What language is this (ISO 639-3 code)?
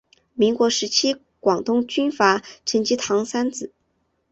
zho